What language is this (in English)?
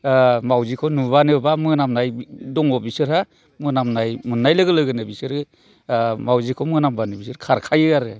Bodo